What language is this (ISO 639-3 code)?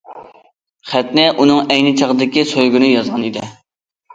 uig